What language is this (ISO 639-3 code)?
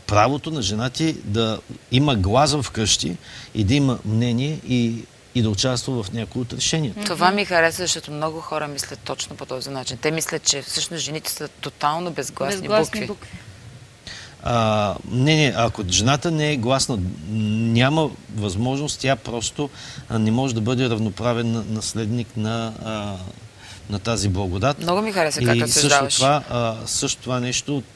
bul